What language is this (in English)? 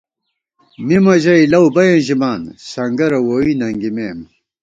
Gawar-Bati